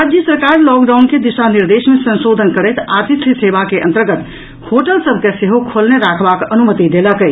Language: Maithili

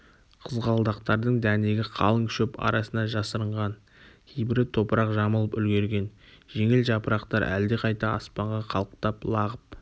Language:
Kazakh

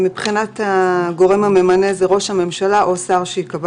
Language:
Hebrew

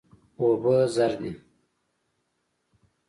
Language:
Pashto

